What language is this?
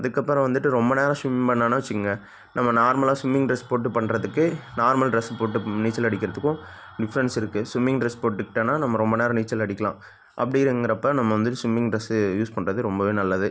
Tamil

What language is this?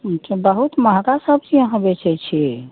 Maithili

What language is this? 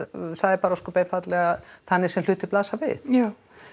Icelandic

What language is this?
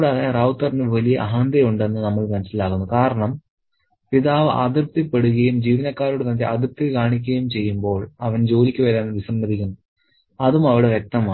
Malayalam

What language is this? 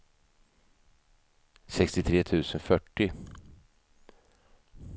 Swedish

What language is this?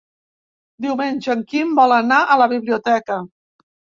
Catalan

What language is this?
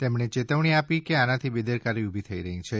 Gujarati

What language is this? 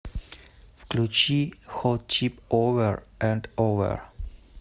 Russian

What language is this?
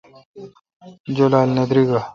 Kalkoti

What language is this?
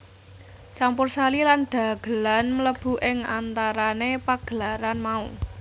Javanese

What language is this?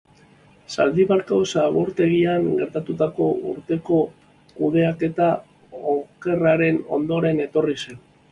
Basque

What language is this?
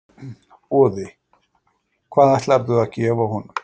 Icelandic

